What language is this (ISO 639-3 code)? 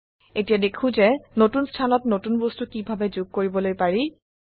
asm